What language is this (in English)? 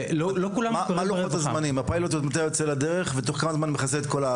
Hebrew